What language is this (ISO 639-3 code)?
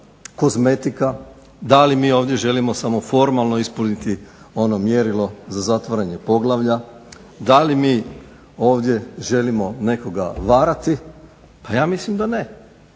hrv